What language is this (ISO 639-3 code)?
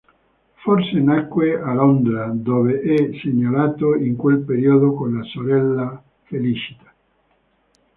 ita